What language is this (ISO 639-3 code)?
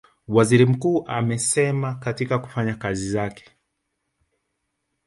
swa